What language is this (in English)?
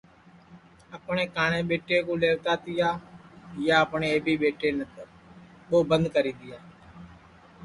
Sansi